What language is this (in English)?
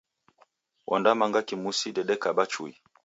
Taita